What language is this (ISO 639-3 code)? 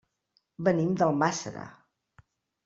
cat